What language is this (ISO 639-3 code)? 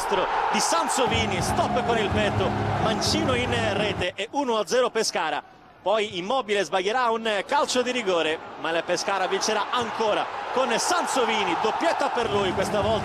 ita